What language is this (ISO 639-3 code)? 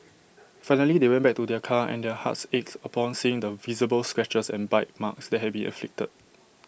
eng